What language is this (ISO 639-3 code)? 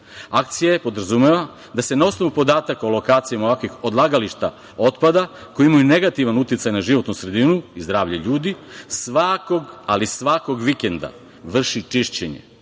srp